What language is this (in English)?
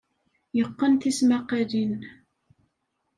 Kabyle